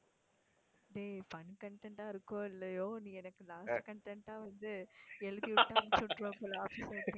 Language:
Tamil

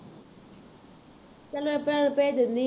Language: Punjabi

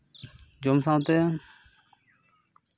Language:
Santali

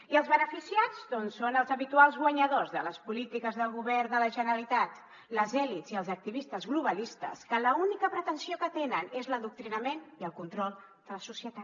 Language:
Catalan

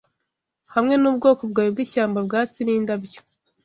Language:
Kinyarwanda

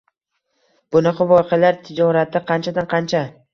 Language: Uzbek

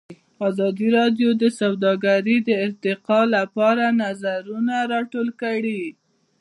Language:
Pashto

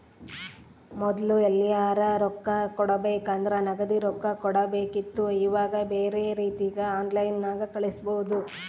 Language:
Kannada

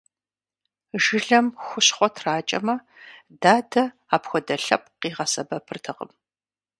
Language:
Kabardian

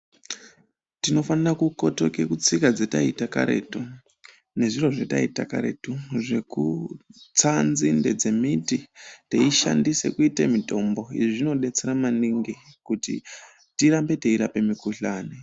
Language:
Ndau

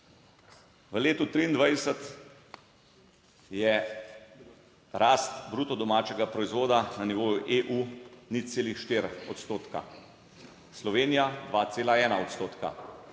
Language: Slovenian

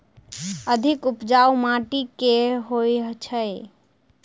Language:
Maithili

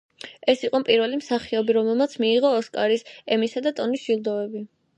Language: Georgian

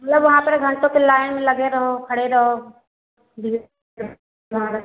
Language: Hindi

